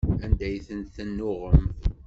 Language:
Kabyle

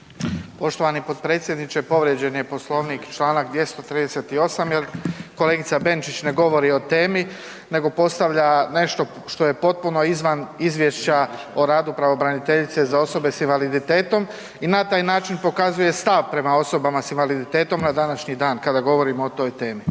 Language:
Croatian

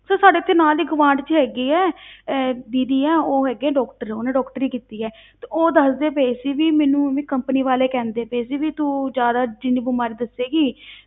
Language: Punjabi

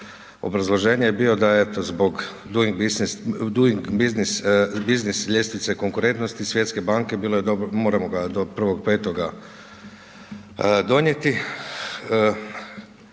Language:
Croatian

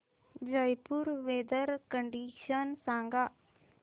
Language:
Marathi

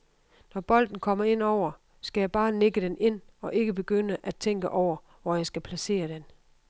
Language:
Danish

